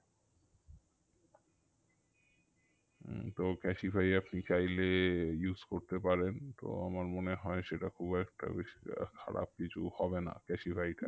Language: Bangla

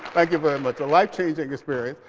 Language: English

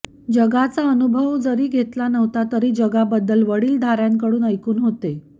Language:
Marathi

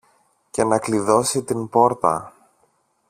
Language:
Greek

